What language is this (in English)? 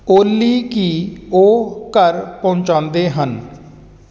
Punjabi